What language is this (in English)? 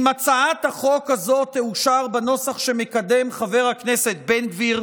Hebrew